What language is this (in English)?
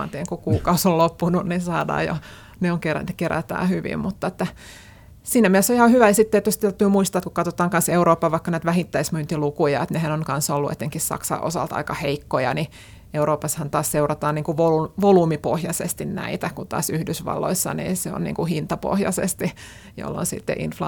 Finnish